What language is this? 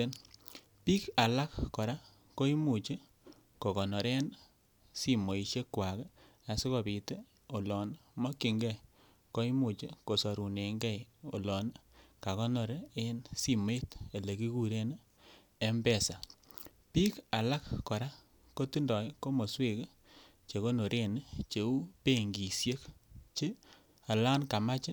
Kalenjin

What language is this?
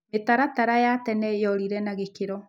Kikuyu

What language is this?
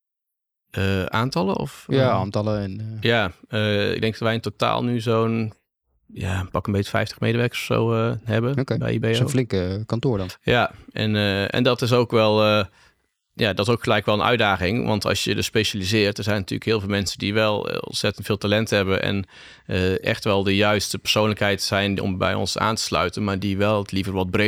Dutch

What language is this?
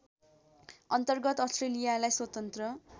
Nepali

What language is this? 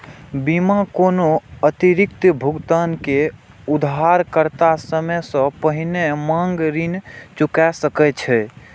Maithili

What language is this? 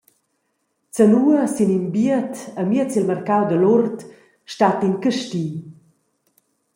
Romansh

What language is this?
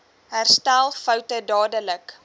Afrikaans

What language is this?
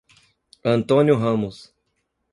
Portuguese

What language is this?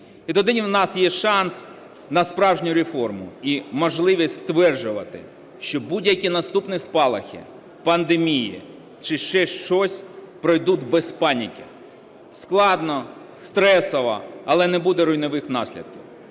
Ukrainian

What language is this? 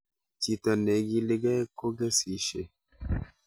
Kalenjin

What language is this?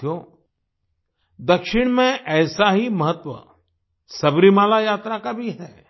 Hindi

